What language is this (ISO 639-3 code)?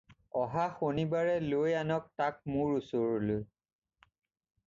asm